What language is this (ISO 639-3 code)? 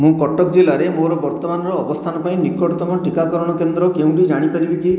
ori